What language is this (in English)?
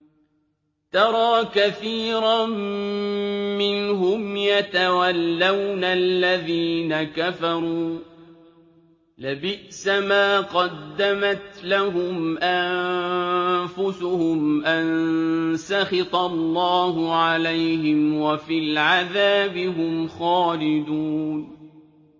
Arabic